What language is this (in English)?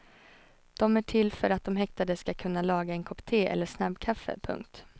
Swedish